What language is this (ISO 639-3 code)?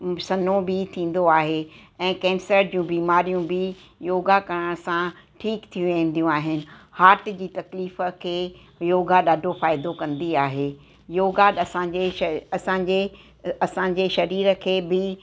snd